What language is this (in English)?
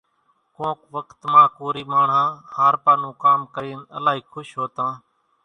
Kachi Koli